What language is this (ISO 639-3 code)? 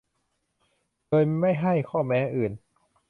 tha